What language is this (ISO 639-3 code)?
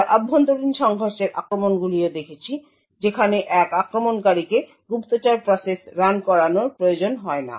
ben